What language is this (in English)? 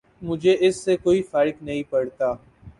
Urdu